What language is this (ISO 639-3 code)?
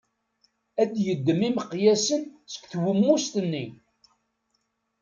kab